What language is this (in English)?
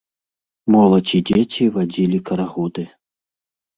Belarusian